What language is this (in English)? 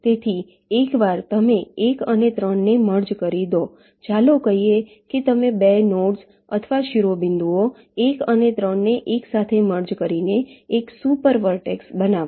Gujarati